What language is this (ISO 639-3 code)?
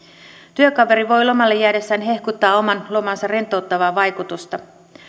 fin